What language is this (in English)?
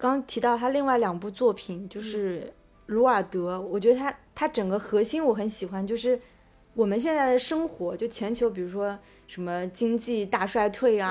Chinese